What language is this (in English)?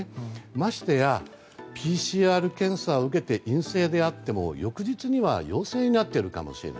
Japanese